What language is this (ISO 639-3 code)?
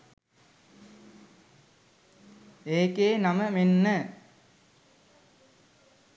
sin